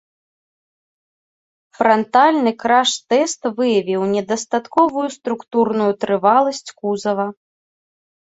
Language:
Belarusian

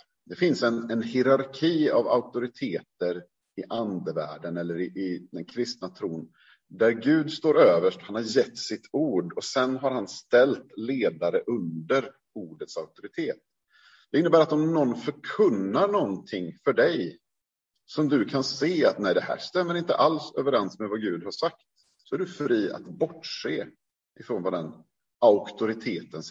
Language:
Swedish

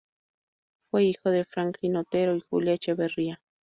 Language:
Spanish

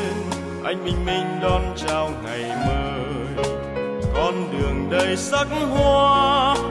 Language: Vietnamese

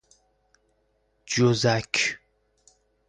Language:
Persian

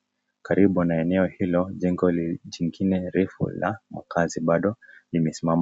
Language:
Swahili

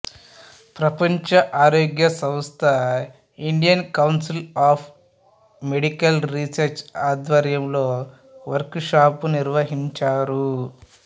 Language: Telugu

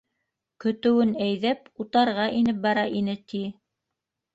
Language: Bashkir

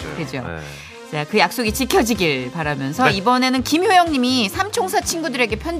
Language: Korean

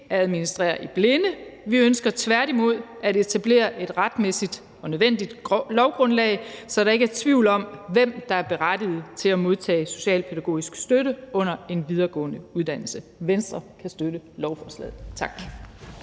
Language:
Danish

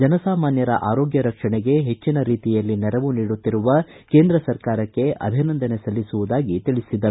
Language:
Kannada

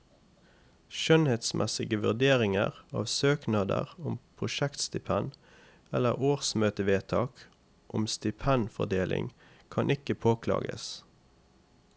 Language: Norwegian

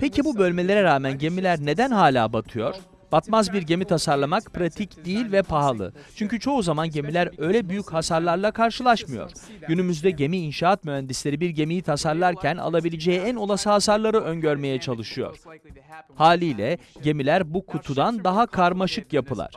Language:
Turkish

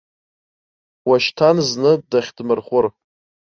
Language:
Abkhazian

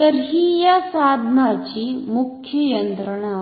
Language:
Marathi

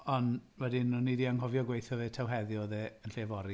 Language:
Welsh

